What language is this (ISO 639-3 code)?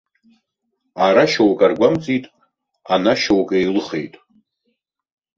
abk